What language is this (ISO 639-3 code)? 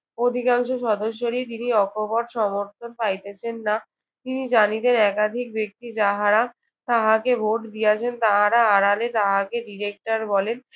ben